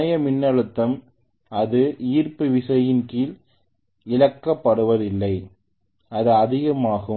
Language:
Tamil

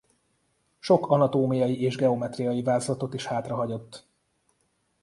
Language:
Hungarian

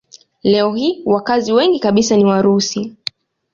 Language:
Swahili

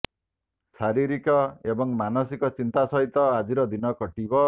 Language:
Odia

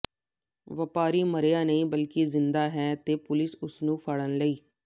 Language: Punjabi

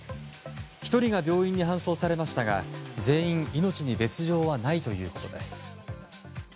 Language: Japanese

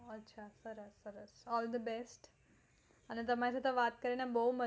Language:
Gujarati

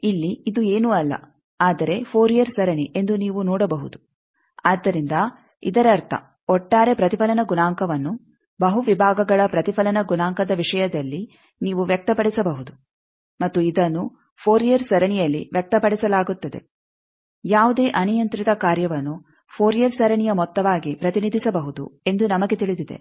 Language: Kannada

